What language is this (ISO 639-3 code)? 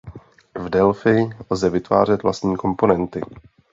ces